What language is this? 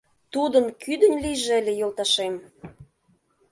Mari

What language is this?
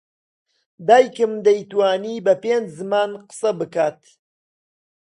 Central Kurdish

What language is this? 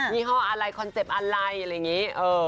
Thai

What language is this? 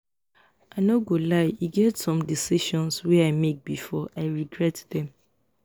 Nigerian Pidgin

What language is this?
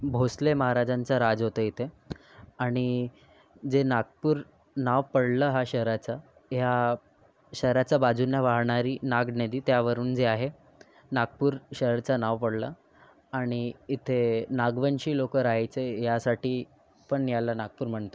Marathi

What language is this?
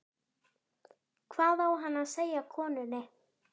Icelandic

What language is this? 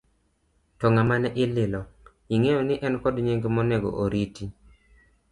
Luo (Kenya and Tanzania)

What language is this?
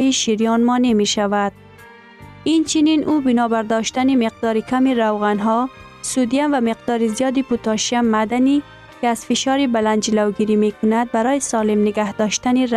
Persian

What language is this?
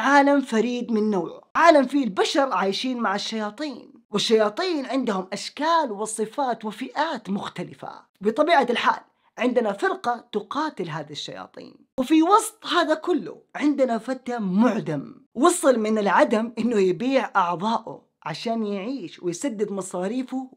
Arabic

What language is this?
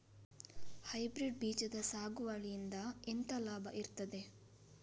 Kannada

